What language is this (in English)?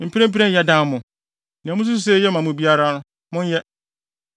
Akan